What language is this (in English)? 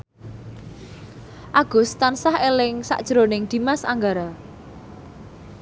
Javanese